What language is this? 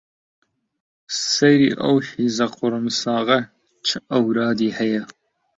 Central Kurdish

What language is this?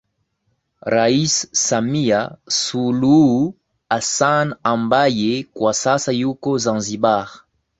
Swahili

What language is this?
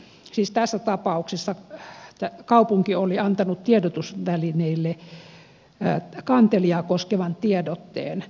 Finnish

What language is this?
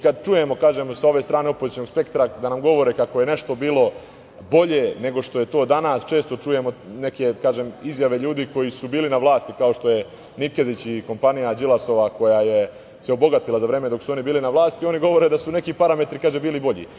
Serbian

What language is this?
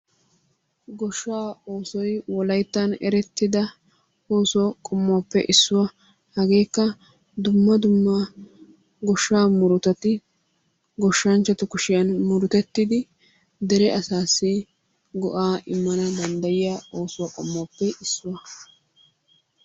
Wolaytta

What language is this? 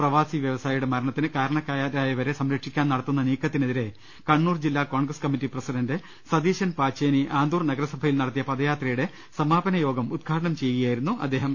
Malayalam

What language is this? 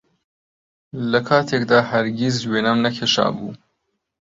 Central Kurdish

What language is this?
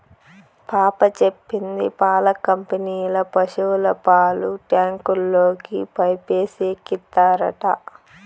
Telugu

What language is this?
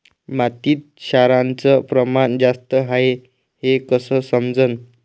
Marathi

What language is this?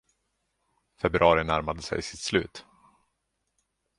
Swedish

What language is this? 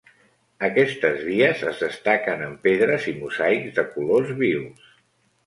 Catalan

